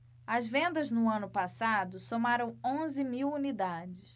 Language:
Portuguese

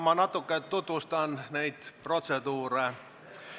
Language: Estonian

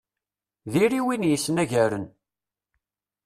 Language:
Kabyle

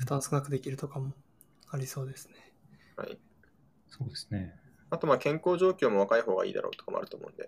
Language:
Japanese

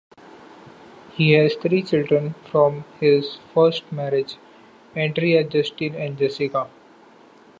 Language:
English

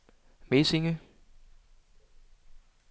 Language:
Danish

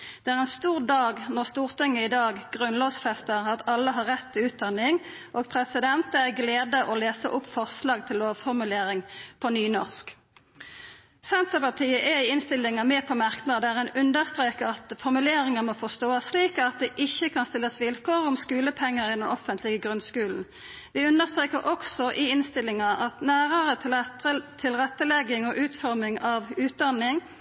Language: Norwegian Nynorsk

